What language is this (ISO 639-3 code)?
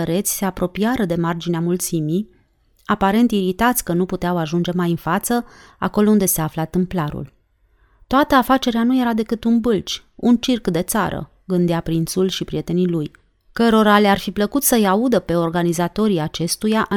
ron